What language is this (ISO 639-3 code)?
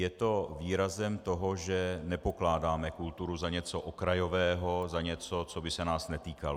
ces